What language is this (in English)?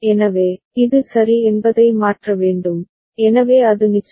Tamil